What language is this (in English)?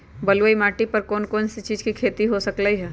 Magahi